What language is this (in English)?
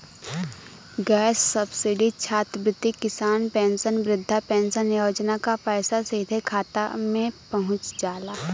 Bhojpuri